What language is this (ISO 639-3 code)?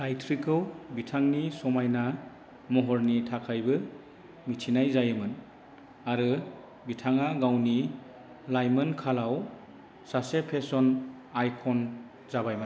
brx